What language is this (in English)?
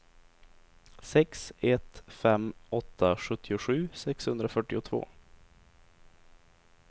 Swedish